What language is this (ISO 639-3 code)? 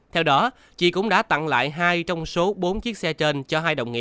vie